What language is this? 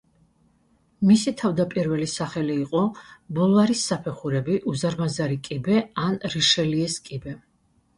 Georgian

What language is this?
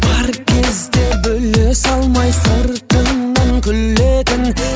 Kazakh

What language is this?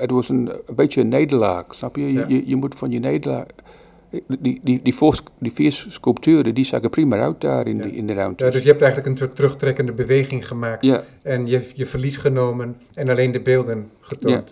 Dutch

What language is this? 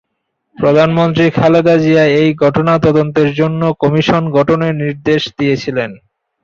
Bangla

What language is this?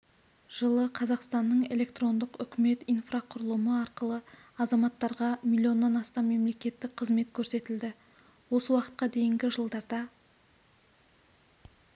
Kazakh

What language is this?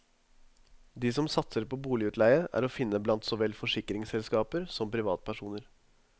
Norwegian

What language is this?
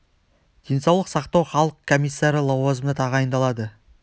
Kazakh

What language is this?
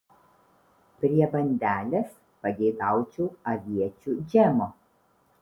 Lithuanian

